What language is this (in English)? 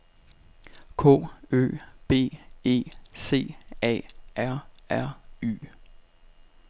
Danish